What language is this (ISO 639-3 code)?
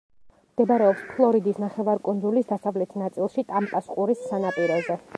kat